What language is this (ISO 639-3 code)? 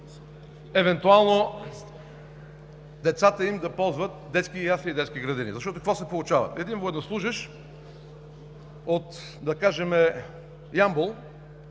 bul